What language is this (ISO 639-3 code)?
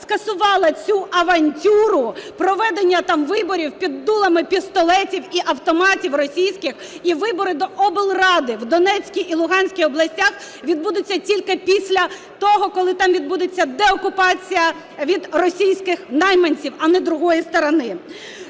ukr